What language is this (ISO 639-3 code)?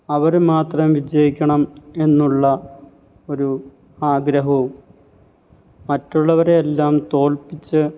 mal